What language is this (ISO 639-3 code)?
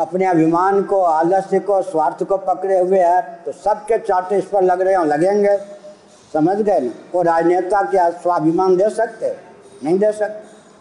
hin